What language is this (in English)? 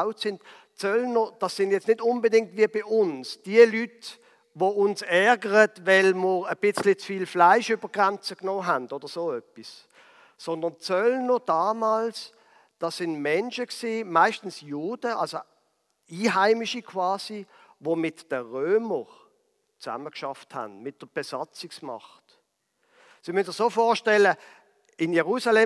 German